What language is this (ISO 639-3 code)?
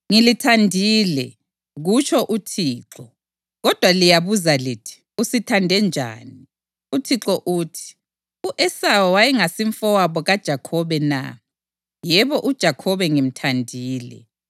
nde